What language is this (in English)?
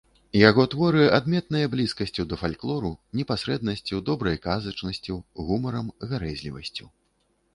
Belarusian